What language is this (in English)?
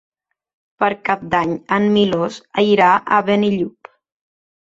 Catalan